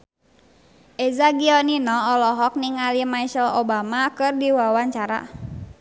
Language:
Sundanese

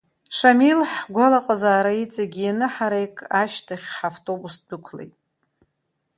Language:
Abkhazian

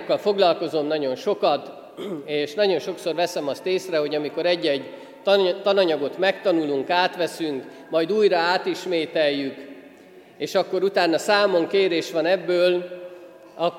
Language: Hungarian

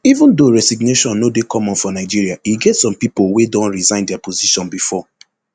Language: Nigerian Pidgin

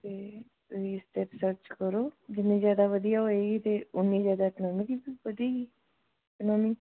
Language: Punjabi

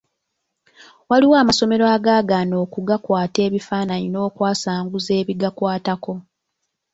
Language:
Ganda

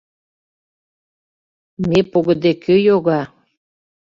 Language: Mari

